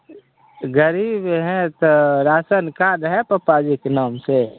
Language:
Maithili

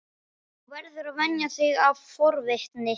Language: Icelandic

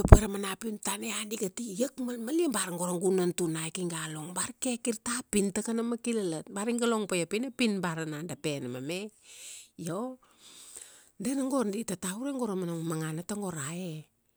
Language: Kuanua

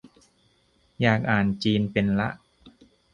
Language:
Thai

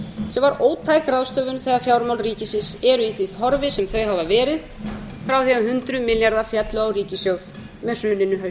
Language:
Icelandic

